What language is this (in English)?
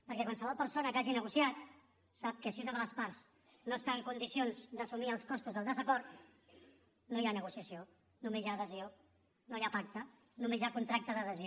Catalan